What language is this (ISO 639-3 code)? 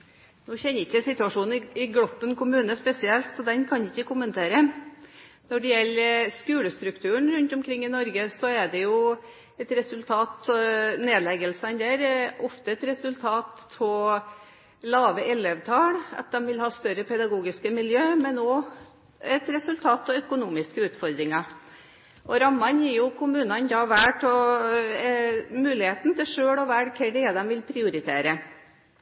nor